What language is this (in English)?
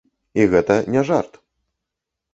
Belarusian